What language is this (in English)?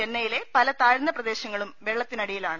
Malayalam